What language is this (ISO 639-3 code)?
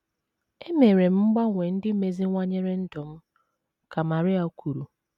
ibo